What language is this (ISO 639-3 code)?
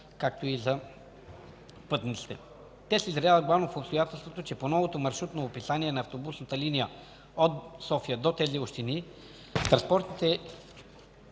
bul